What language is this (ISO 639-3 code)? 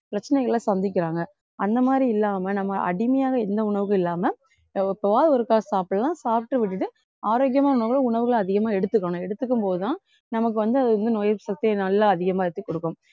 tam